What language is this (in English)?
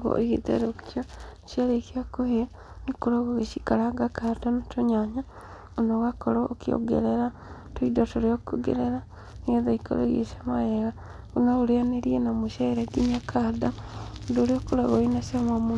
Kikuyu